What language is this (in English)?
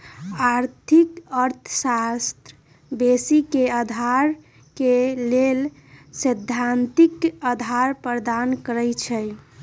Magahi